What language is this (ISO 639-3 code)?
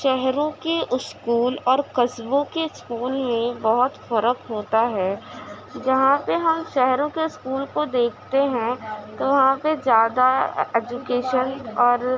urd